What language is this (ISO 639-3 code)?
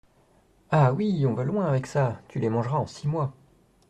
fra